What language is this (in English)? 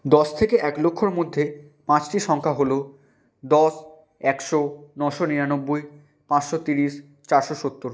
Bangla